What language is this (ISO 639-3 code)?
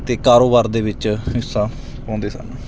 pan